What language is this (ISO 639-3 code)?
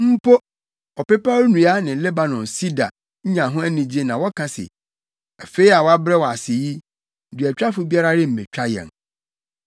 aka